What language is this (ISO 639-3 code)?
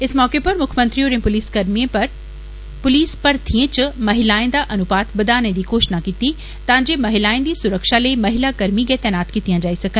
doi